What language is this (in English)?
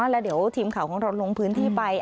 Thai